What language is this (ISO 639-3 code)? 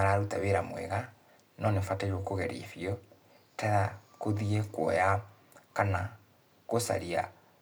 kik